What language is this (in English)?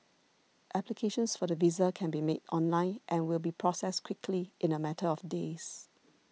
English